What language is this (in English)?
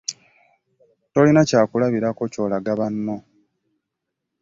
Ganda